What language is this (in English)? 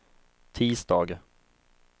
Swedish